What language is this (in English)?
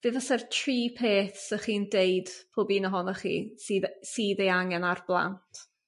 Welsh